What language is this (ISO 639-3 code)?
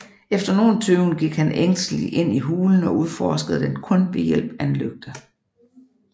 dan